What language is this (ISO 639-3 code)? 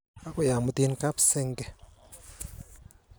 kln